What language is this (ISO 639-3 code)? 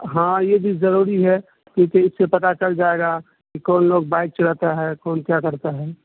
urd